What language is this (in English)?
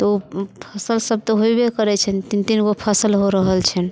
Maithili